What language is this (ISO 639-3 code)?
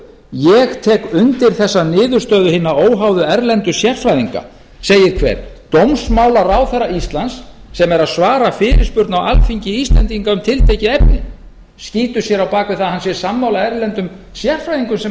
isl